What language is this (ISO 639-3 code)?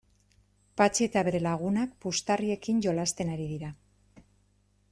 eus